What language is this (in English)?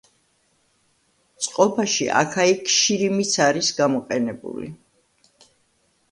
Georgian